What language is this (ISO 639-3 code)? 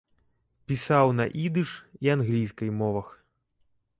bel